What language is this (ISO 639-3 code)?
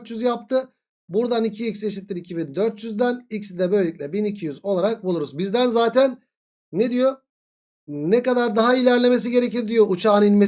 tur